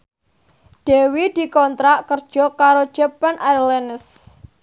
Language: Javanese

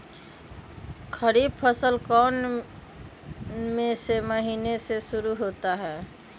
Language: Magahi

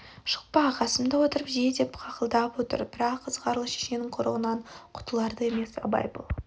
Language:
Kazakh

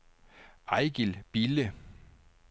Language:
Danish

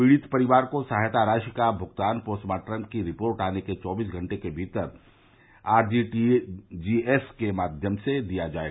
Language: Hindi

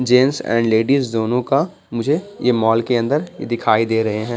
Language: Hindi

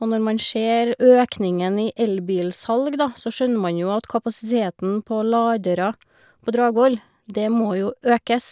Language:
Norwegian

